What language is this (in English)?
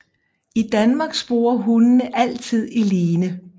Danish